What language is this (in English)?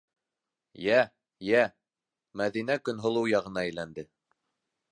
Bashkir